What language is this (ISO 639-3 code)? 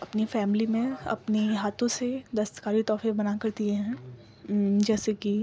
urd